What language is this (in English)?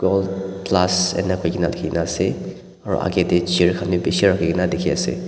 Naga Pidgin